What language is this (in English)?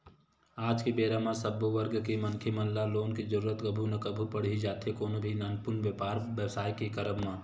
Chhattisgarhi